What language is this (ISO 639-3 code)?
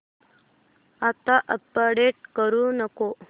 mar